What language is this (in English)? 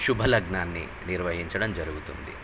Telugu